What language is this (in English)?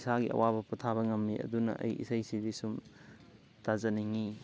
Manipuri